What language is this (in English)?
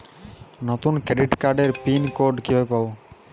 Bangla